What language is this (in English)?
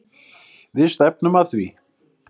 Icelandic